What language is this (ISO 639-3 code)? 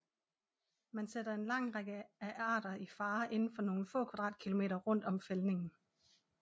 dan